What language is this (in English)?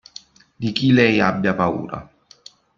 Italian